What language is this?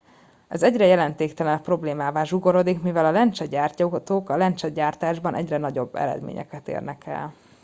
Hungarian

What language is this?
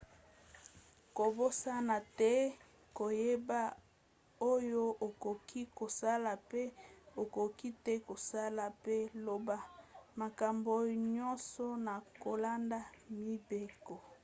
Lingala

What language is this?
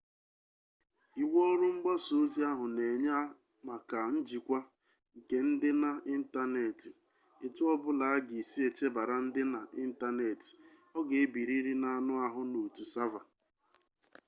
Igbo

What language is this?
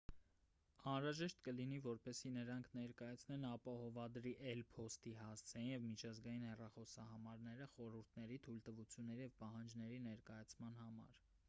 Armenian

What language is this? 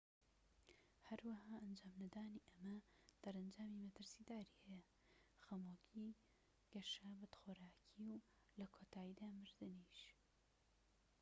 Central Kurdish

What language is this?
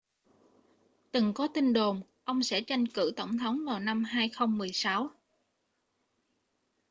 Vietnamese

